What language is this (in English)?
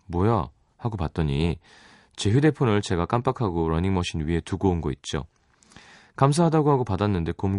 Korean